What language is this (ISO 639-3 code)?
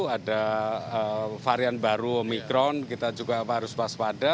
ind